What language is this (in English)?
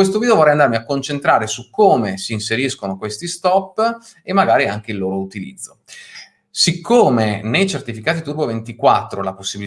Italian